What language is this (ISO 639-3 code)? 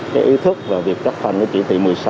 vie